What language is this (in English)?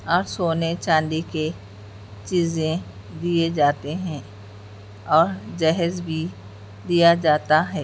Urdu